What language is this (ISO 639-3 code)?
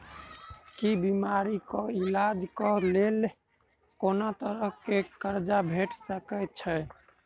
mai